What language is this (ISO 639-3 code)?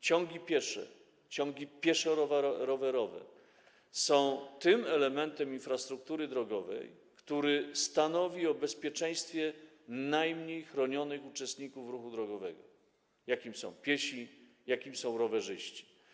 pol